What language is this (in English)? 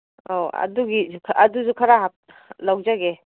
Manipuri